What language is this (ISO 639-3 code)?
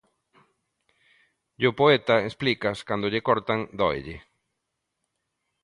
glg